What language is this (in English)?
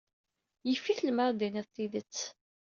Kabyle